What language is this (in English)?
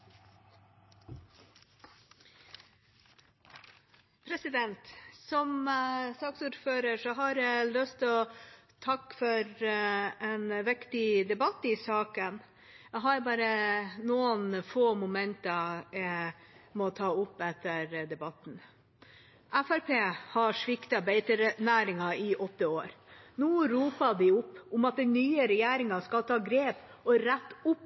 Norwegian Bokmål